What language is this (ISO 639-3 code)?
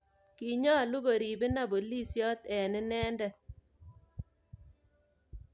kln